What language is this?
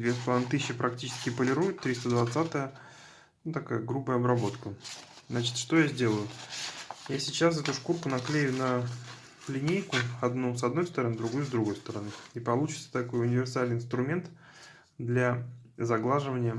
Russian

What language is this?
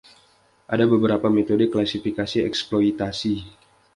Indonesian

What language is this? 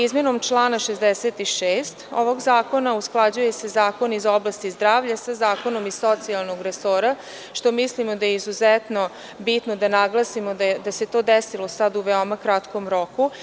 Serbian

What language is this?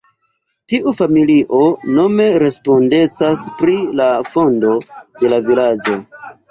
Esperanto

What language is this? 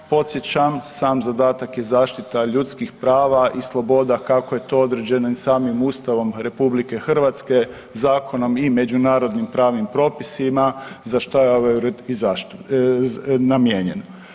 Croatian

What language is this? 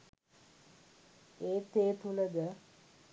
Sinhala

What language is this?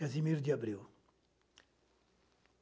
Portuguese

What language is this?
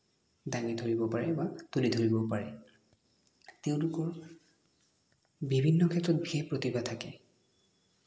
Assamese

